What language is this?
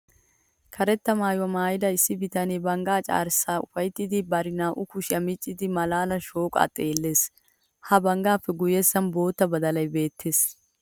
Wolaytta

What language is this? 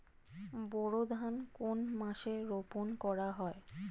Bangla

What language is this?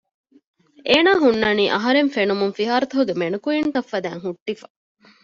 Divehi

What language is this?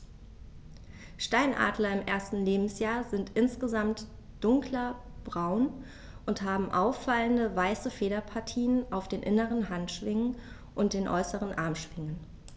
German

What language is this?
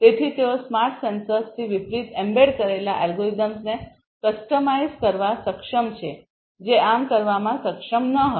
Gujarati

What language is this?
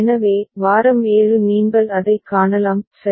Tamil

